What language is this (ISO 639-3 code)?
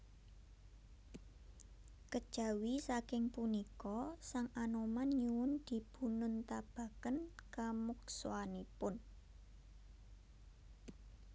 jav